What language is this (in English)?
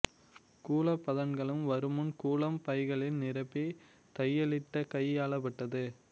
Tamil